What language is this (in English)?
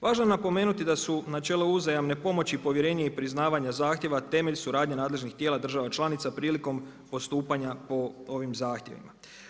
Croatian